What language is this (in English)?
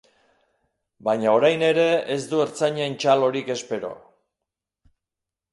Basque